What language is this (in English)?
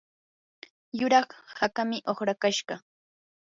Yanahuanca Pasco Quechua